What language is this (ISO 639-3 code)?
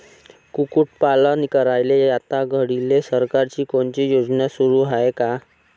mar